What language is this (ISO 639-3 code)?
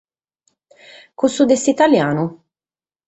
srd